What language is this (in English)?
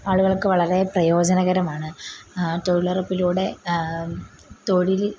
Malayalam